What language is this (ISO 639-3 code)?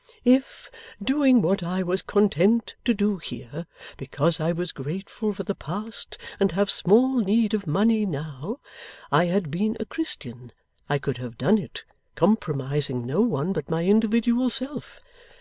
eng